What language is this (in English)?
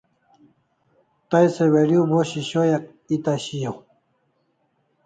Kalasha